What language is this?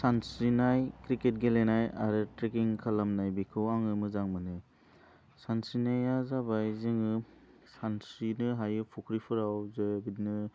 Bodo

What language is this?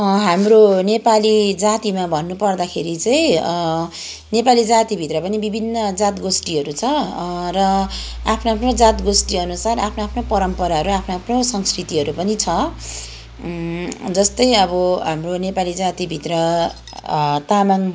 Nepali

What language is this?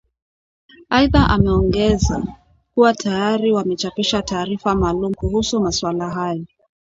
Swahili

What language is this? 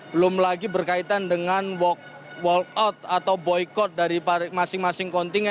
Indonesian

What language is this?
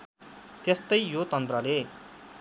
Nepali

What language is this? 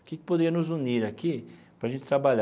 Portuguese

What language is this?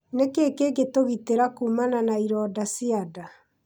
Kikuyu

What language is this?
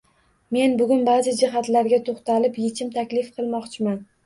Uzbek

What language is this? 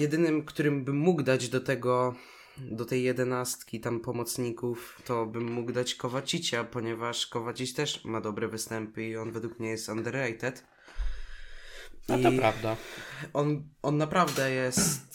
Polish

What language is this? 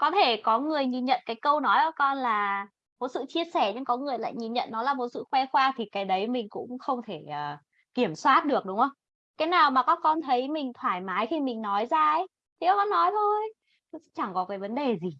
Vietnamese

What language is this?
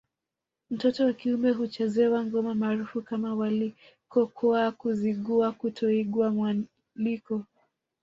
Swahili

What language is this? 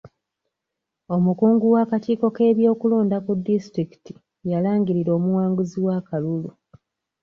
Ganda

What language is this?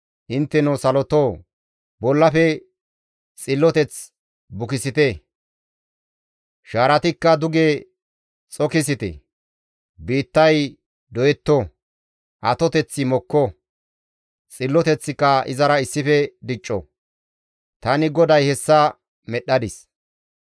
Gamo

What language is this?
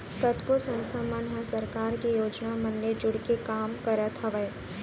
Chhattisgarhi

